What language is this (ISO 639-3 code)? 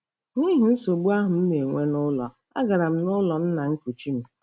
ibo